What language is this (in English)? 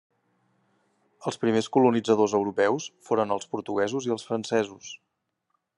Catalan